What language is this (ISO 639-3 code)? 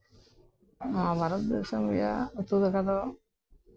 sat